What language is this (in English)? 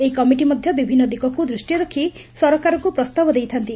Odia